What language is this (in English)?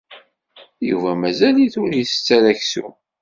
Kabyle